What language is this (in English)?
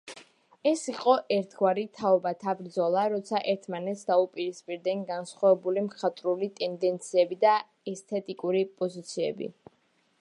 Georgian